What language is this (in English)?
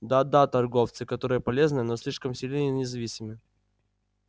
Russian